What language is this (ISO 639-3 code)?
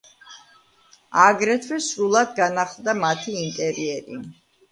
kat